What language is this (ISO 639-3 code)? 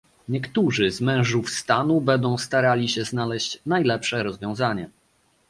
pol